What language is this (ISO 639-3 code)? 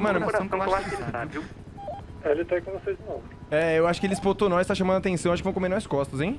por